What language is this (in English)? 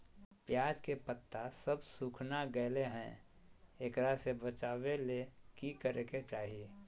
Magahi